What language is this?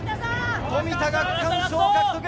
Japanese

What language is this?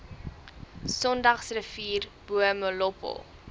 Afrikaans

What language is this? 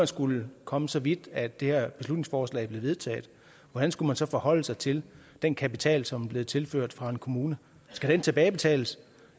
Danish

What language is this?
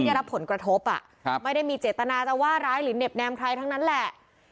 Thai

